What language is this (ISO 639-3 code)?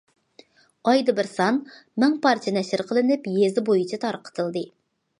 uig